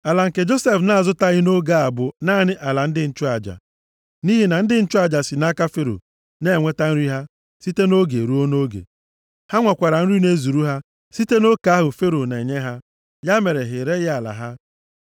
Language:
Igbo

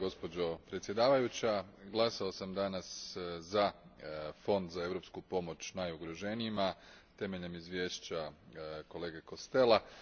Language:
Croatian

